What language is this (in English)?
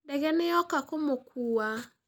Kikuyu